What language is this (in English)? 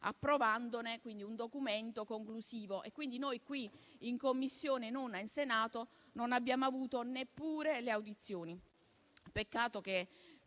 Italian